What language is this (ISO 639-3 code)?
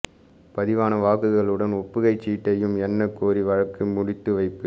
tam